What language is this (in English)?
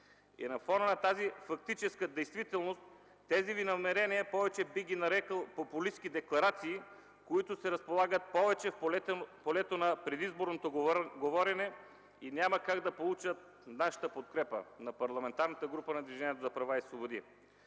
Bulgarian